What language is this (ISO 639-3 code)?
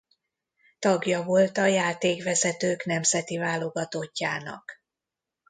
hun